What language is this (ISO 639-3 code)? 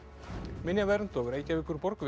isl